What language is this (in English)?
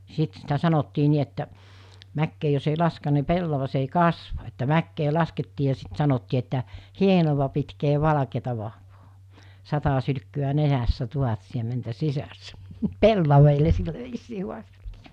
Finnish